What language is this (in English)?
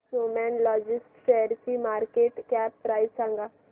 Marathi